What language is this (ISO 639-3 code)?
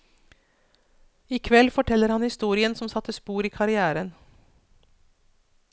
nor